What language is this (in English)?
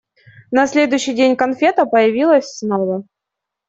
Russian